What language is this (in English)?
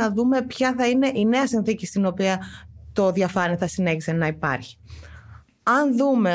Greek